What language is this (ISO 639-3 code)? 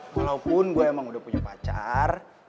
ind